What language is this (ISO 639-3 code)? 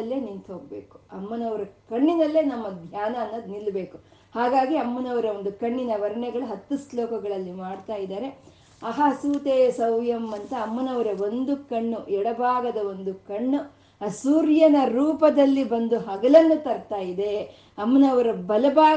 kan